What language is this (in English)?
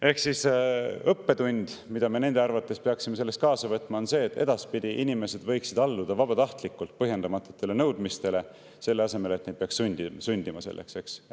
Estonian